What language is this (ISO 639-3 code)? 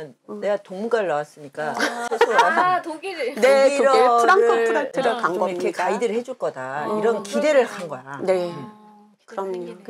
kor